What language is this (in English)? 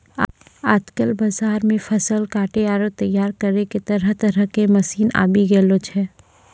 Maithili